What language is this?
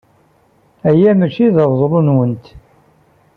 Kabyle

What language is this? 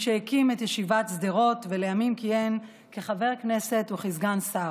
Hebrew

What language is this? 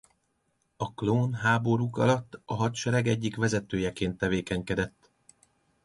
Hungarian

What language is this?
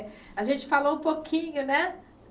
Portuguese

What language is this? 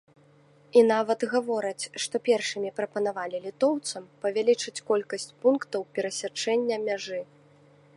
Belarusian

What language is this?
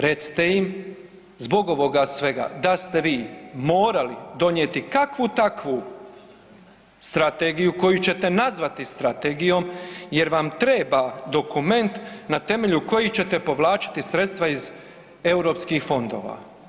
Croatian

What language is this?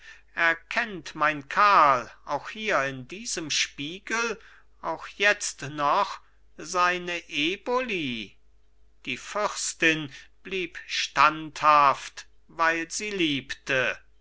German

